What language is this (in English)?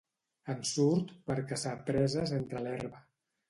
Catalan